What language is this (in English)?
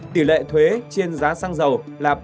Vietnamese